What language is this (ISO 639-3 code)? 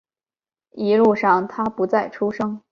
zho